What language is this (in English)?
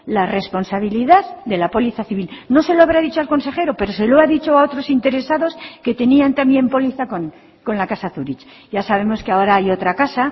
Spanish